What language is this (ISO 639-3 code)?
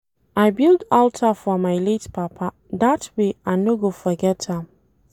pcm